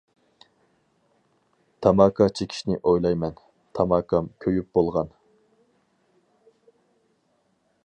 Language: Uyghur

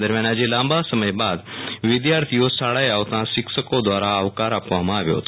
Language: Gujarati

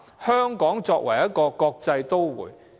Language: Cantonese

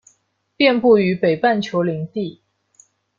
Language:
Chinese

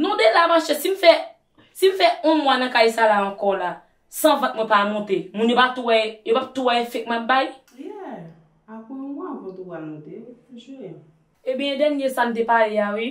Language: French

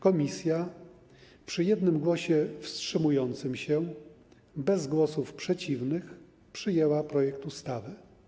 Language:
Polish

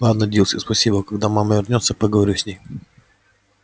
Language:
Russian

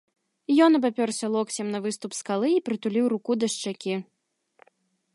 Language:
Belarusian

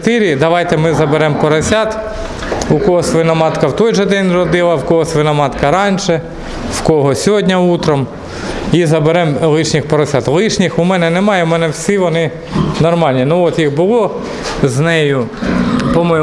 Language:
Russian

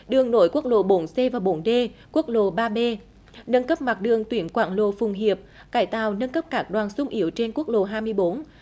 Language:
Vietnamese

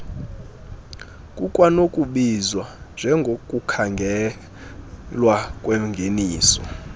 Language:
Xhosa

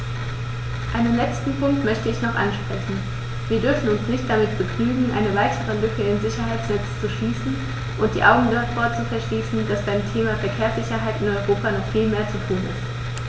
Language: German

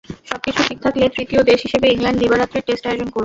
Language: Bangla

